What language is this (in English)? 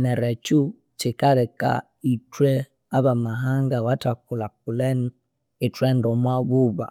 Konzo